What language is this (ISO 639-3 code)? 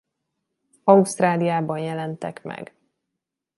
hun